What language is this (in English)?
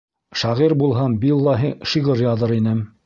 Bashkir